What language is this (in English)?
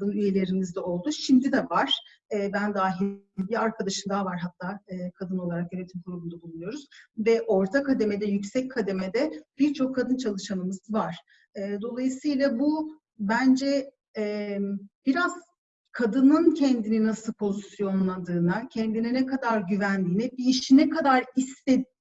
Turkish